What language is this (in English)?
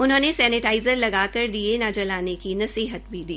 Hindi